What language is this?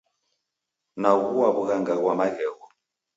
Taita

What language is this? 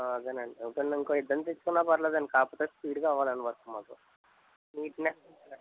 Telugu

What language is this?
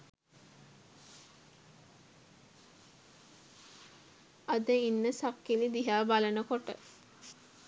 Sinhala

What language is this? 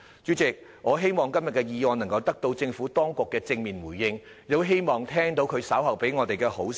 Cantonese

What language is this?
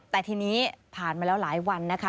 Thai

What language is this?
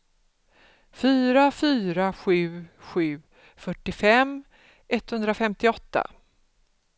Swedish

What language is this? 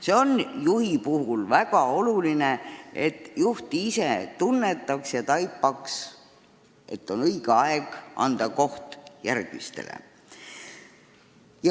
Estonian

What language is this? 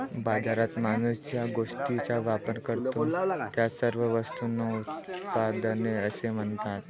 Marathi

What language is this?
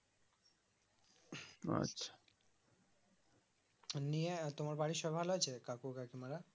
Bangla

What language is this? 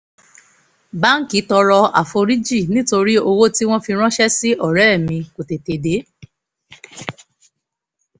Yoruba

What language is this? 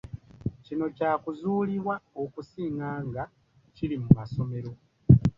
Ganda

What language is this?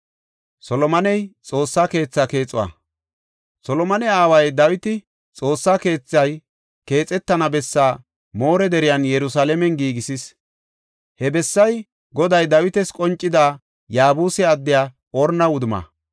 Gofa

